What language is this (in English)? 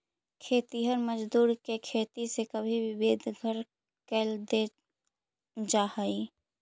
Magahi